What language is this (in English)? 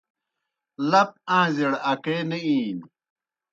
Kohistani Shina